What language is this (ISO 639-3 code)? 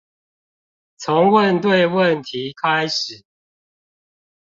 zho